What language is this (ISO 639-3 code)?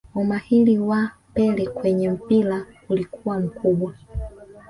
swa